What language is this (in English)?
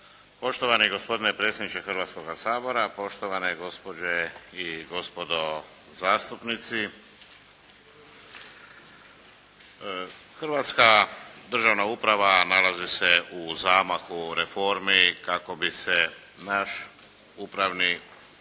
Croatian